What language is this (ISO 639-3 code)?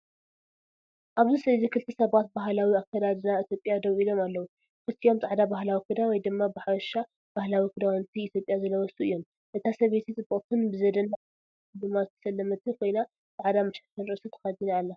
tir